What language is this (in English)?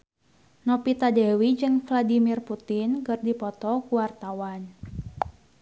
Sundanese